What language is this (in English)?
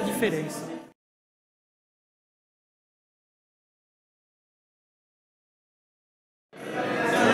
Portuguese